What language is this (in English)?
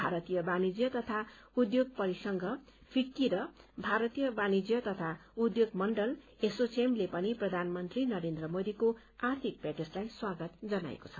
Nepali